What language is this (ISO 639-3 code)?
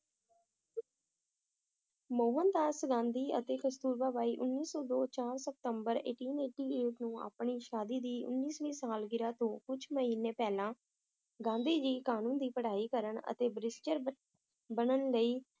pan